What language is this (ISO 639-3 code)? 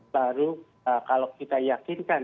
ind